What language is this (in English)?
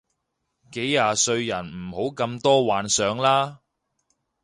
Cantonese